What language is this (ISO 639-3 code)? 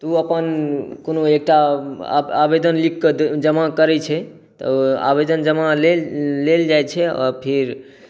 mai